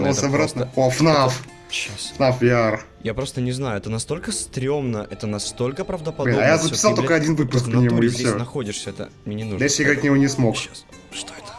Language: Russian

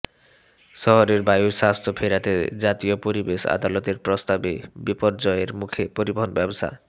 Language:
Bangla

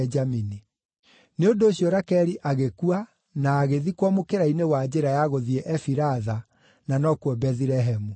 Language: Kikuyu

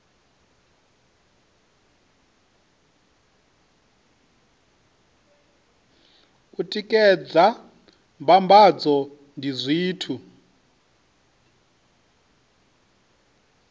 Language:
Venda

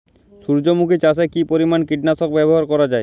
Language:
Bangla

